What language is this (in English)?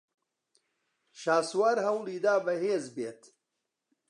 Central Kurdish